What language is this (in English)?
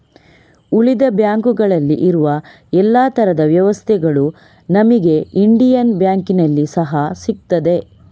Kannada